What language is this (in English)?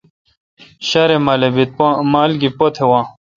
Kalkoti